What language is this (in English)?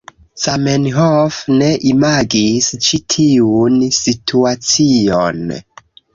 Esperanto